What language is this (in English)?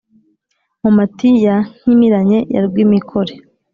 Kinyarwanda